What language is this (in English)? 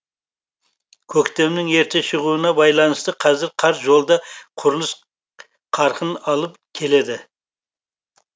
Kazakh